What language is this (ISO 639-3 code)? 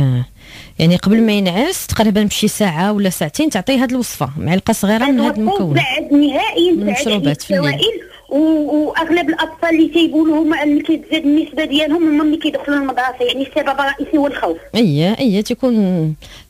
ara